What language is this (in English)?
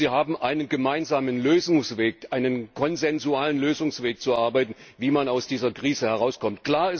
German